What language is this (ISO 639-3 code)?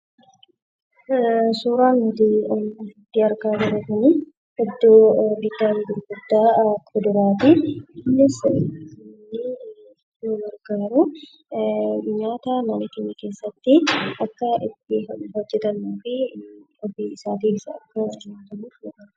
orm